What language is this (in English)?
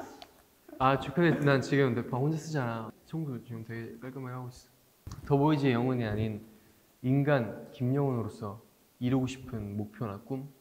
Korean